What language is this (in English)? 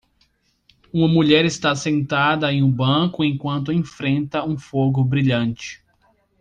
Portuguese